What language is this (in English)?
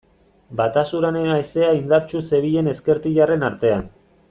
Basque